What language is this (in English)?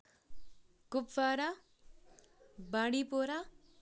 Kashmiri